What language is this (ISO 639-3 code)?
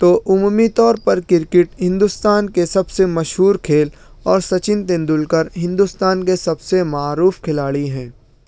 urd